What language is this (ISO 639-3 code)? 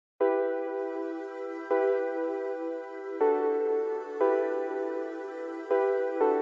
eng